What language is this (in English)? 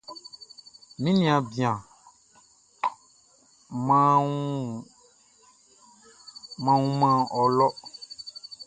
Baoulé